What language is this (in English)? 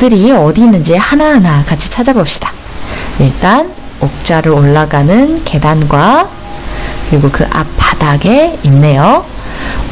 Korean